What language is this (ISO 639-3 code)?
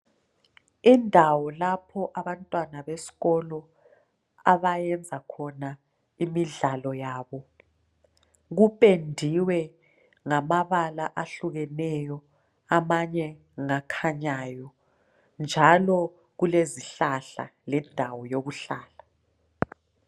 nde